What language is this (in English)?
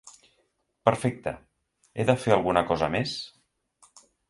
Catalan